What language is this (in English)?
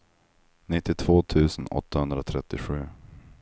Swedish